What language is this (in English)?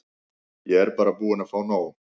Icelandic